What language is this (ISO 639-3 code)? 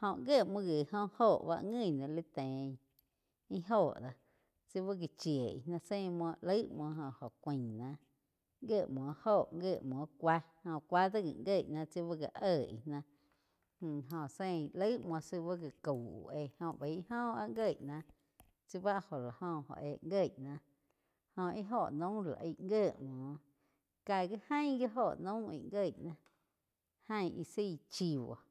chq